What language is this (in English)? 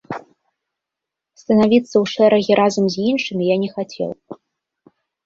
Belarusian